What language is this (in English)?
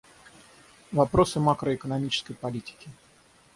Russian